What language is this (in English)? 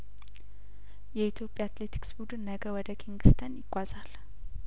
Amharic